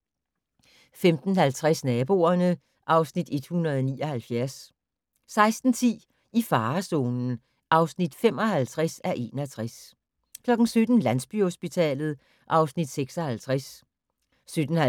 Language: Danish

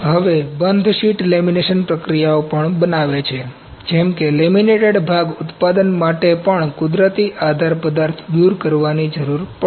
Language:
Gujarati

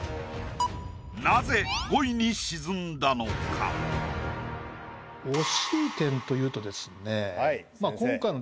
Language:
Japanese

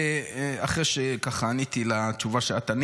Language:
Hebrew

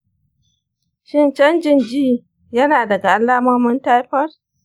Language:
Hausa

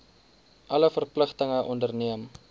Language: Afrikaans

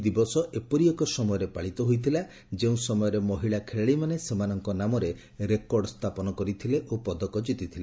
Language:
Odia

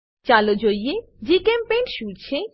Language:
Gujarati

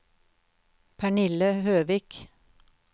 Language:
Norwegian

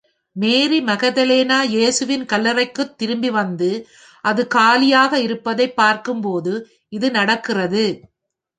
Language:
Tamil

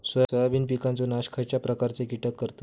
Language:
Marathi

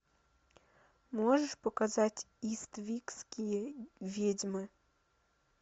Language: Russian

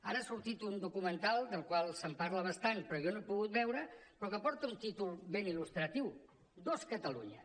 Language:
Catalan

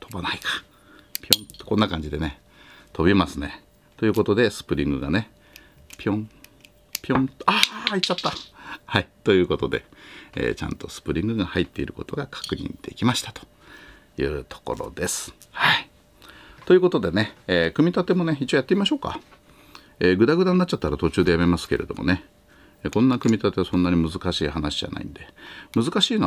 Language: Japanese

